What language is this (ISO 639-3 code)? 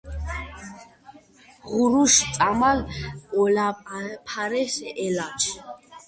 kat